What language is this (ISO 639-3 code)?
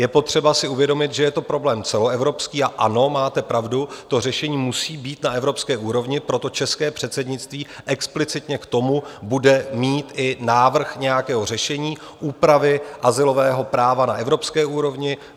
ces